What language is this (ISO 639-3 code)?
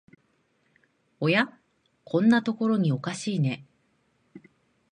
jpn